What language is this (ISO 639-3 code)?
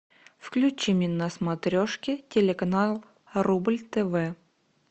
rus